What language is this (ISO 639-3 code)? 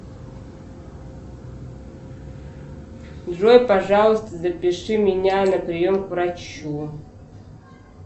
rus